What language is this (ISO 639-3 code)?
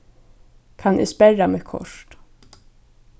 fao